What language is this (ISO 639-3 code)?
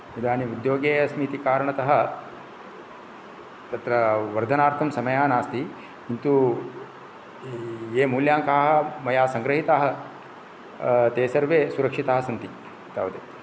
san